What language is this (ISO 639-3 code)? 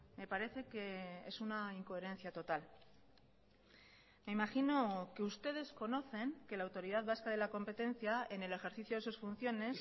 spa